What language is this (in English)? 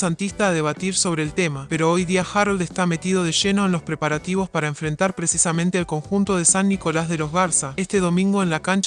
Spanish